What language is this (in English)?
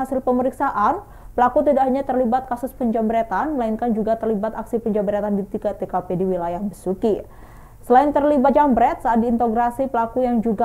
Indonesian